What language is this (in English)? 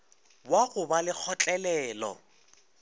Northern Sotho